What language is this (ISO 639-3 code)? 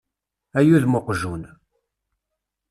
kab